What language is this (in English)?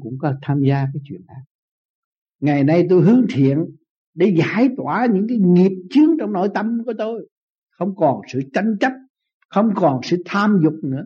Vietnamese